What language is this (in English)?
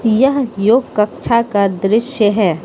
Hindi